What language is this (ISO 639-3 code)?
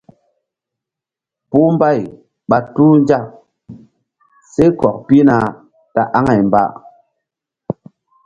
mdd